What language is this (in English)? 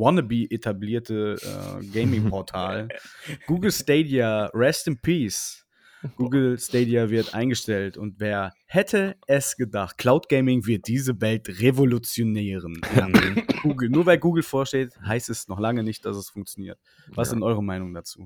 German